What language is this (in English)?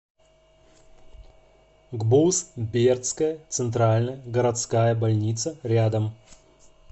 Russian